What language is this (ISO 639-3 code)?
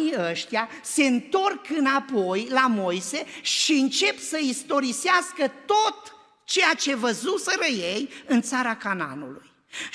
ron